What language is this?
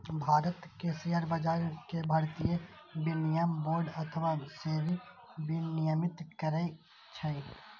Maithili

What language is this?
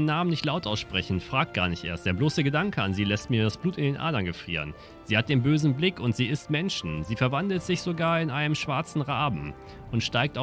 German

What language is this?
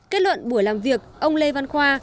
Vietnamese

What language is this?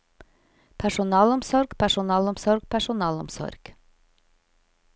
Norwegian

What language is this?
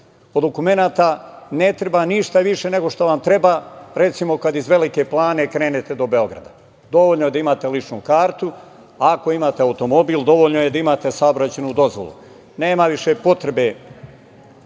Serbian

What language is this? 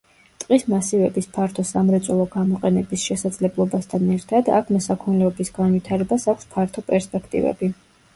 Georgian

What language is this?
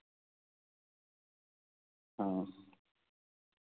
Urdu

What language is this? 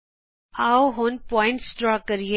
Punjabi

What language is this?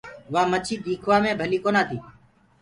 Gurgula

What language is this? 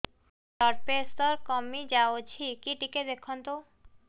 Odia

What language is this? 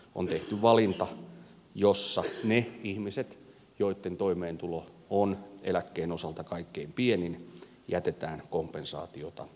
Finnish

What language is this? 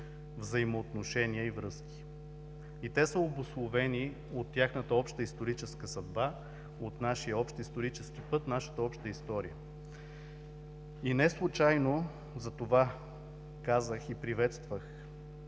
Bulgarian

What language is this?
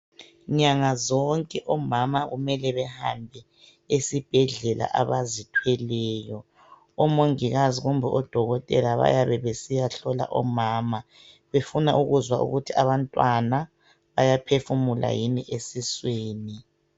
North Ndebele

